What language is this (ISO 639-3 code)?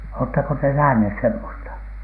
fin